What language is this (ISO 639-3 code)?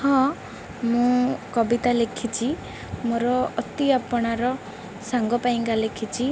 ori